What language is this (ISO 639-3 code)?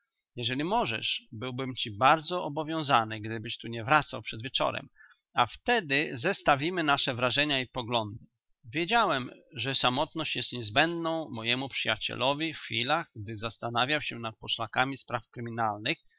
pol